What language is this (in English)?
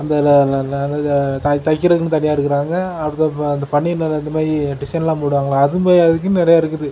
Tamil